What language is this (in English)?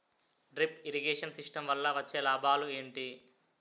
Telugu